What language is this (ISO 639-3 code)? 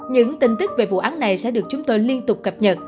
vie